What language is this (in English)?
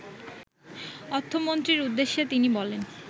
Bangla